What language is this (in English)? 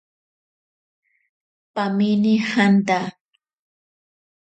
Ashéninka Perené